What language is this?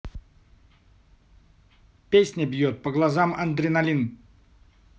Russian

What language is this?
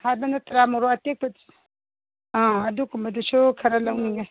Manipuri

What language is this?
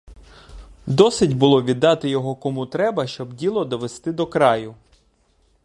Ukrainian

